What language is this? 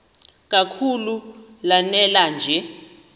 Xhosa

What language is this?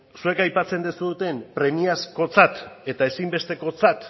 Basque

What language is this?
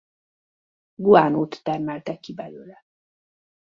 Hungarian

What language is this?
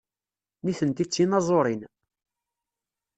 Kabyle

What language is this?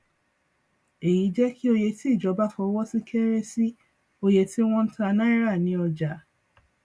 Yoruba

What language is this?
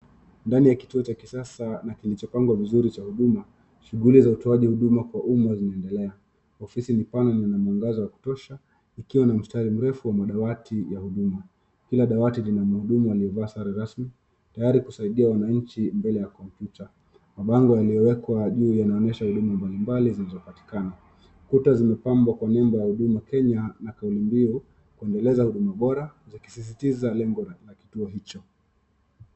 Swahili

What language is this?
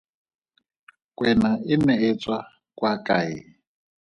Tswana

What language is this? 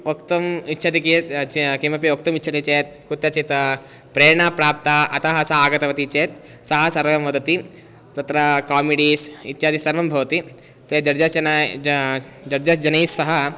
Sanskrit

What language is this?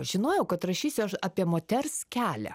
Lithuanian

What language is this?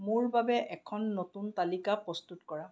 Assamese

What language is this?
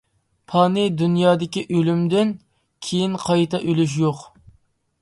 Uyghur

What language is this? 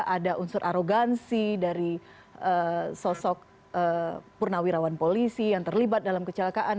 Indonesian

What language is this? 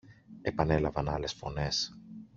Greek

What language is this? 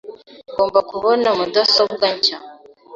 Kinyarwanda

